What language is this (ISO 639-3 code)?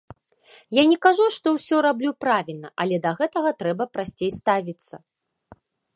bel